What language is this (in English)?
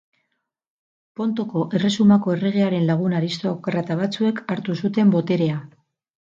Basque